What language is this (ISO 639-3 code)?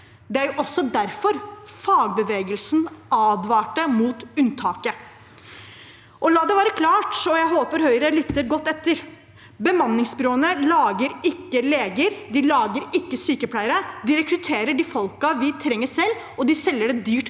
nor